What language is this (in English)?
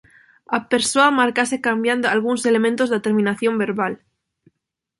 Galician